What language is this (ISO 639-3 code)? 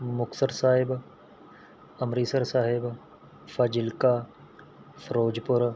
pan